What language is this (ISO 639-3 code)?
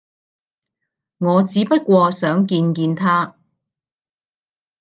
yue